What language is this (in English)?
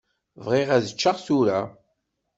Kabyle